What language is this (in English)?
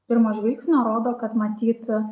Lithuanian